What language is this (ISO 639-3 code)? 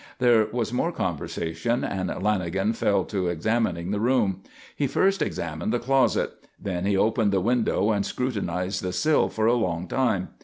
eng